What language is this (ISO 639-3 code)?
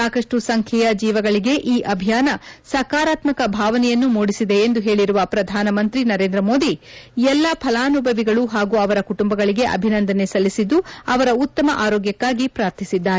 kan